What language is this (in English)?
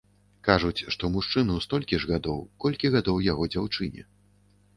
Belarusian